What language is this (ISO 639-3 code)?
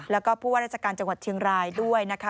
tha